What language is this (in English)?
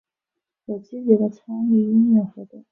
Chinese